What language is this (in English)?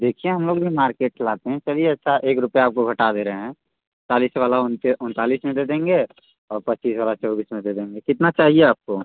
Hindi